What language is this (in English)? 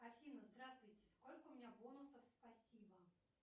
Russian